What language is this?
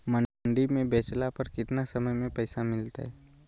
Magahi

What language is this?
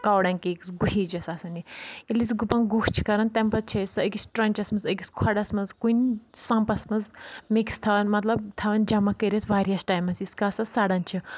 Kashmiri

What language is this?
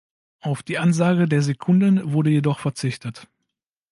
German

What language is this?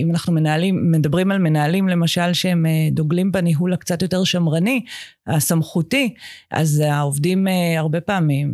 Hebrew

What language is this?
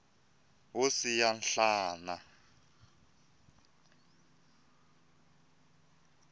Tsonga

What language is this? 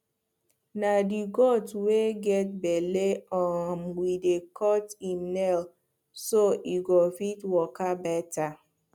Nigerian Pidgin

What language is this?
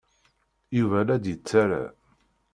Kabyle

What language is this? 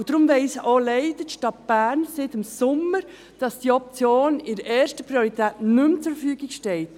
Swiss German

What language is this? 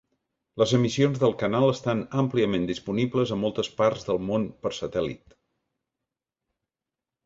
Catalan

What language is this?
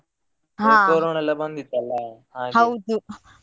Kannada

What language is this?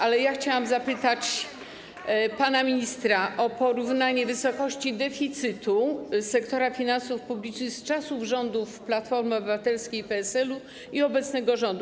Polish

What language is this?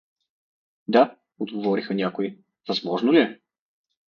Bulgarian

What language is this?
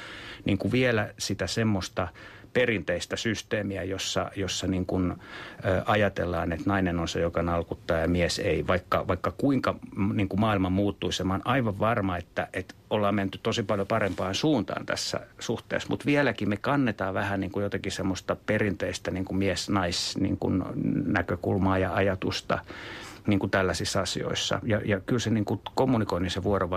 Finnish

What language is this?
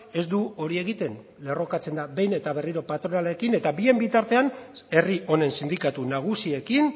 Basque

